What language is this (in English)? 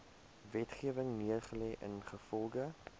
Afrikaans